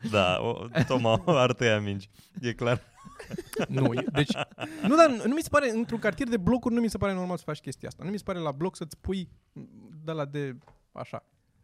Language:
Romanian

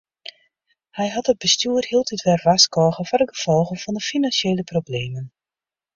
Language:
Western Frisian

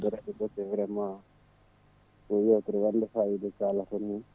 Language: Fula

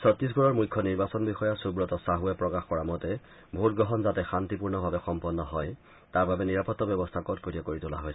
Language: Assamese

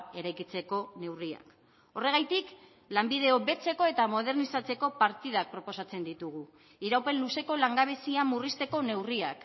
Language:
Basque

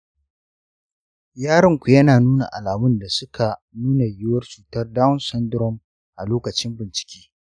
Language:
Hausa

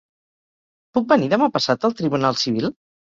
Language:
Catalan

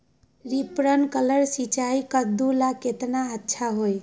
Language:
Magahi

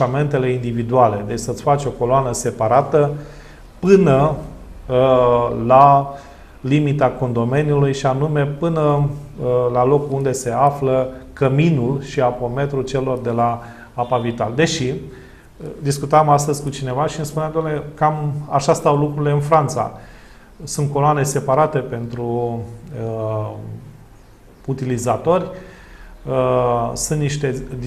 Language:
Romanian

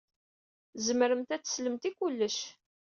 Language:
Kabyle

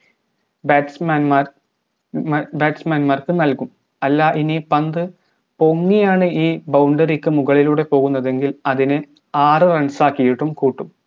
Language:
Malayalam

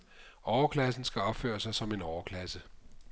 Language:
Danish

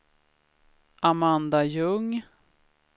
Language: Swedish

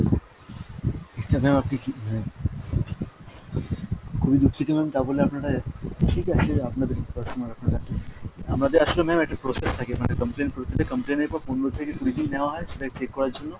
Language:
Bangla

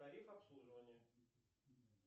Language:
Russian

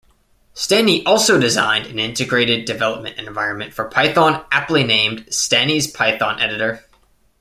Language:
English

